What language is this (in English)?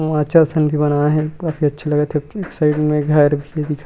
Chhattisgarhi